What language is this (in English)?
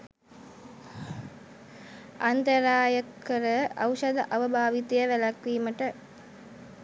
Sinhala